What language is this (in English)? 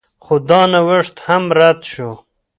Pashto